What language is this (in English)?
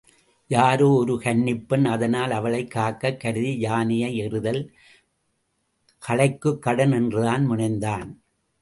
Tamil